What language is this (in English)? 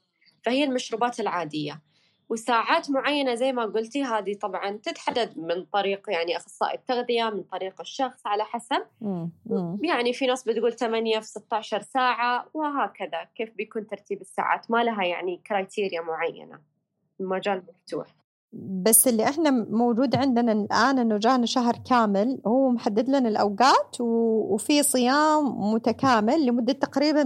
Arabic